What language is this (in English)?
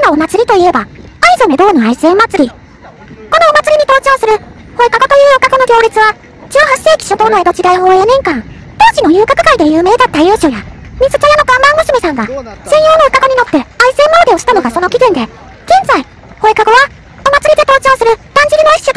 Japanese